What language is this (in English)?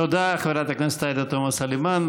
Hebrew